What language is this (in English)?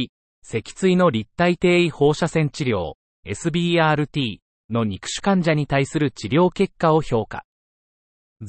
Japanese